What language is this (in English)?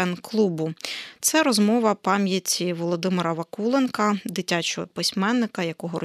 Ukrainian